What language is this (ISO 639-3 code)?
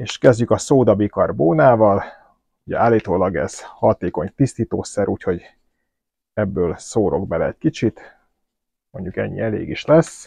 hun